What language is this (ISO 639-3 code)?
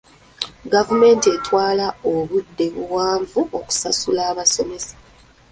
lug